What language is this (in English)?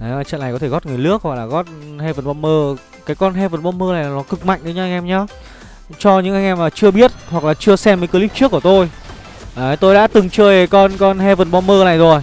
Vietnamese